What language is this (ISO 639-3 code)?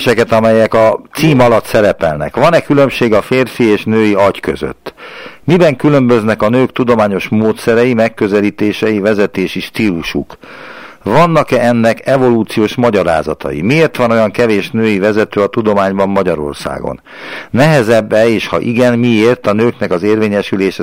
hun